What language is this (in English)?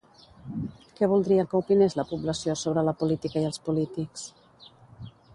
Catalan